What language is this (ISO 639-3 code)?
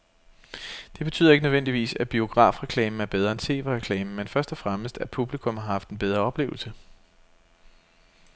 dan